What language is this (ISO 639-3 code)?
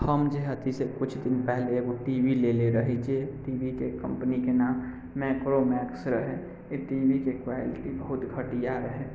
mai